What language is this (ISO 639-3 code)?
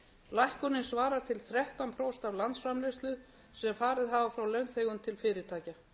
isl